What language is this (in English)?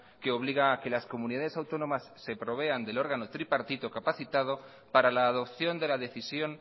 Spanish